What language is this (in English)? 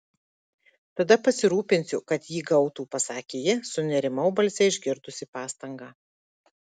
Lithuanian